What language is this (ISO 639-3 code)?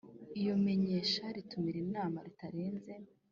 kin